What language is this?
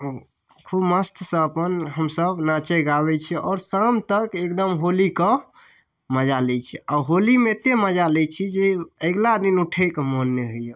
Maithili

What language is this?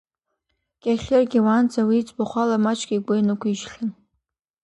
Abkhazian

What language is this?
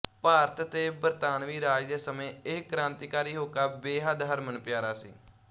Punjabi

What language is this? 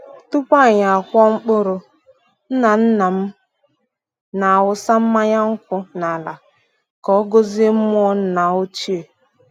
Igbo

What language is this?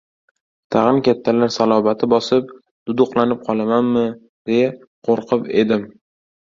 Uzbek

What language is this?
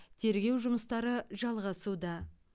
Kazakh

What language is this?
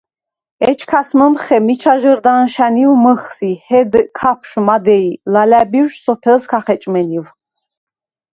Svan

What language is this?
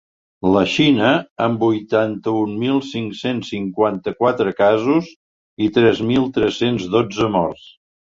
Catalan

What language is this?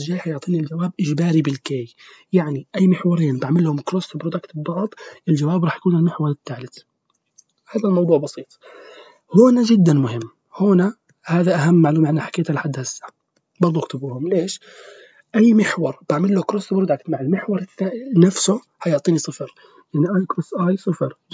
Arabic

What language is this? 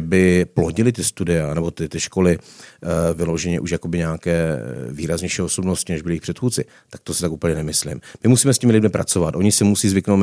Czech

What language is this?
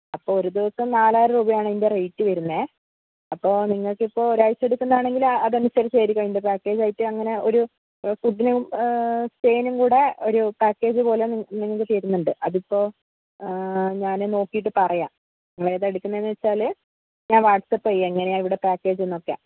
Malayalam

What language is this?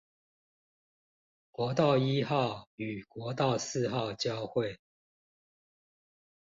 Chinese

